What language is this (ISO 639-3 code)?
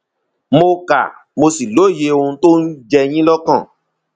yor